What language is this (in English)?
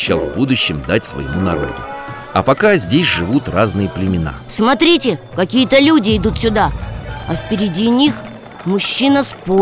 Russian